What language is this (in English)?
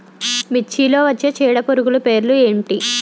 Telugu